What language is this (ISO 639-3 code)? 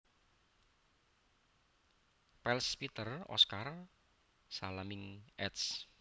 jav